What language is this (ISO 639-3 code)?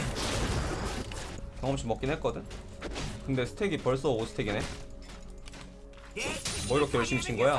kor